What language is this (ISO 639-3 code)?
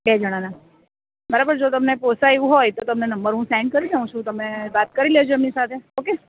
guj